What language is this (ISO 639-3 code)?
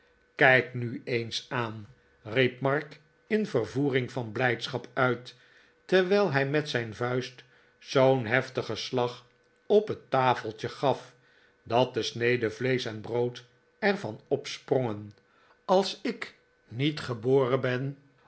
nld